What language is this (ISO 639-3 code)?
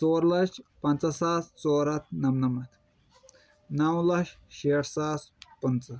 kas